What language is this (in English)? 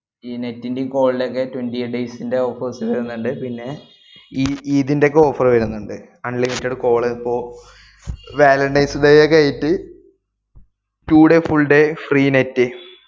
Malayalam